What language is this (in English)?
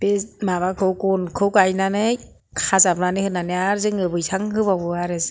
Bodo